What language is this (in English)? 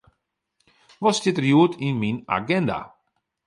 Western Frisian